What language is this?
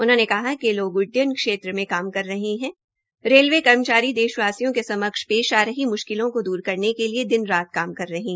Hindi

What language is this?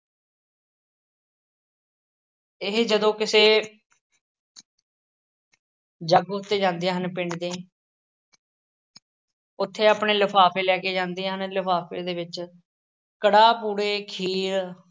Punjabi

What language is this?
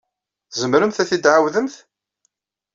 Kabyle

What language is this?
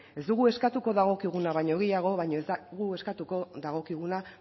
Basque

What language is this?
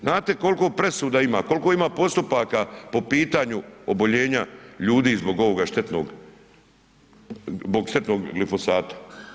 Croatian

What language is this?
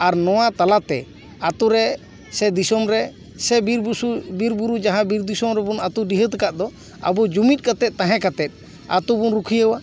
Santali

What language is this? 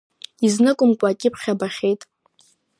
Abkhazian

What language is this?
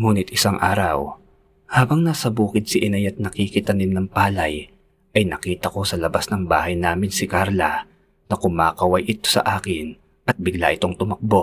Filipino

